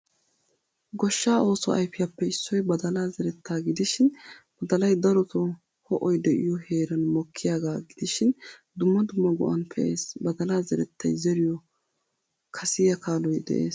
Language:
Wolaytta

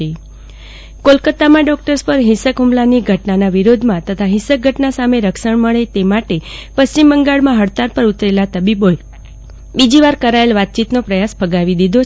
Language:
Gujarati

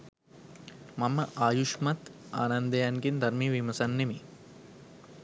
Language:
Sinhala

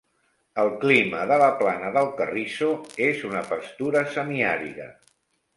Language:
Catalan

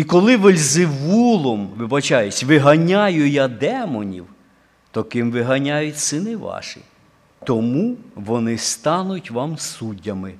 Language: Ukrainian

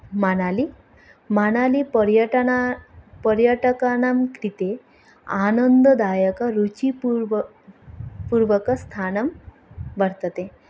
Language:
Sanskrit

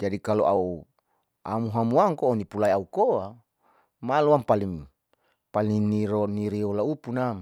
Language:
Saleman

